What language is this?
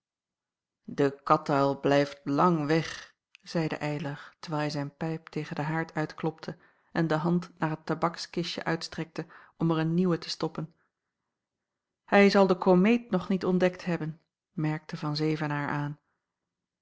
Dutch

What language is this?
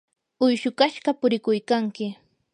Yanahuanca Pasco Quechua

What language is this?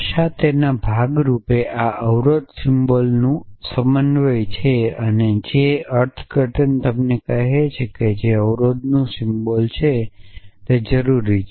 Gujarati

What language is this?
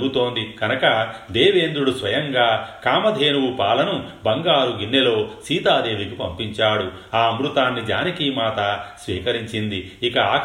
Telugu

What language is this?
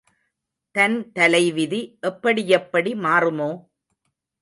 Tamil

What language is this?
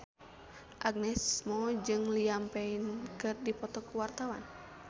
Sundanese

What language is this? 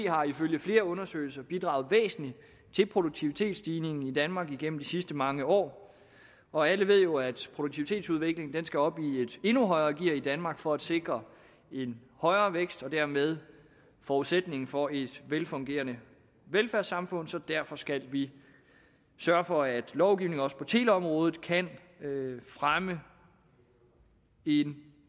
Danish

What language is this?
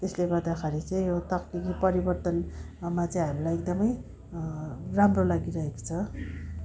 Nepali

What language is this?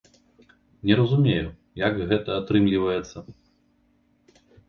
Belarusian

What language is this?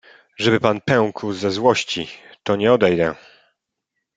Polish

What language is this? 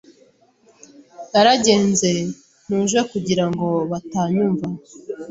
Kinyarwanda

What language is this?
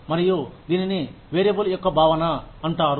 Telugu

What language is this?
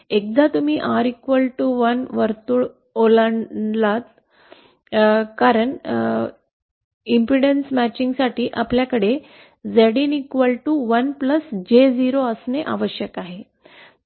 Marathi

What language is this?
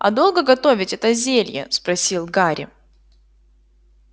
Russian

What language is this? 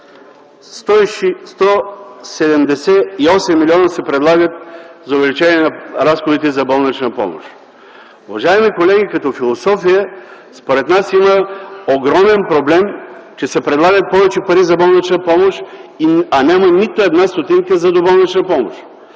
Bulgarian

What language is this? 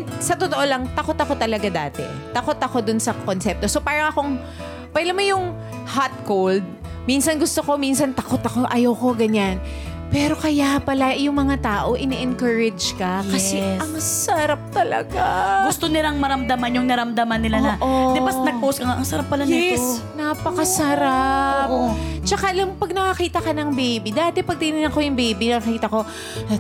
Filipino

